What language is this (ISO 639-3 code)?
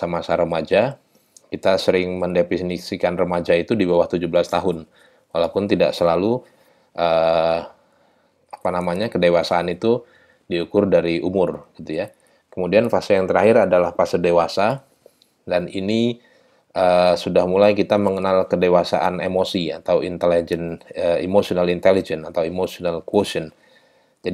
ind